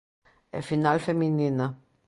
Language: Galician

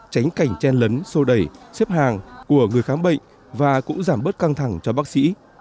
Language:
Vietnamese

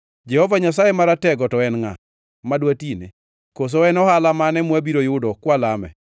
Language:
Luo (Kenya and Tanzania)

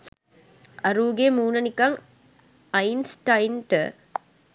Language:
Sinhala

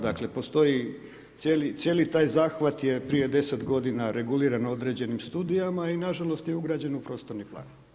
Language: Croatian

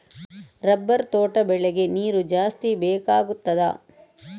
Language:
Kannada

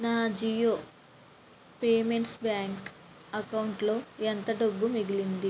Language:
Telugu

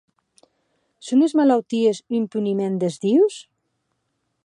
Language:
Occitan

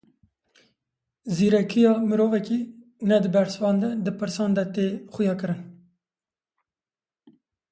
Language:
Kurdish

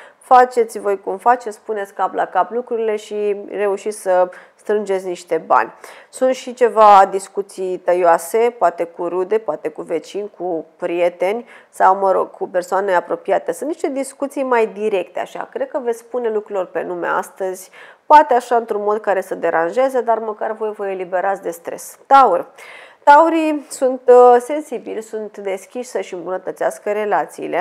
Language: Romanian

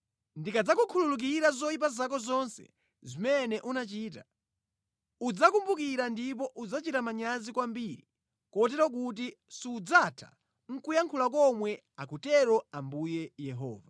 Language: Nyanja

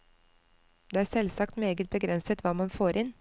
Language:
Norwegian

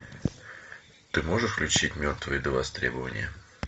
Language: Russian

